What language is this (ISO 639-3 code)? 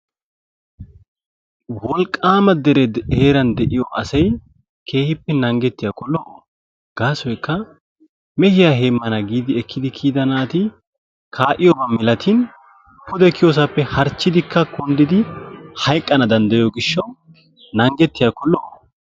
wal